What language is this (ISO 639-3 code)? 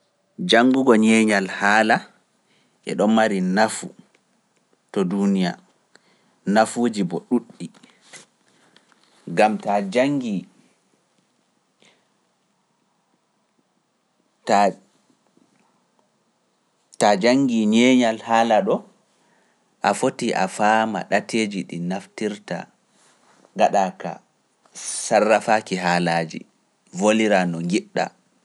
fuf